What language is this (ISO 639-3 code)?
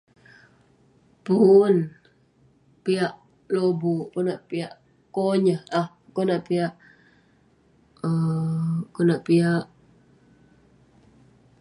pne